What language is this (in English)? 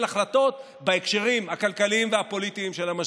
Hebrew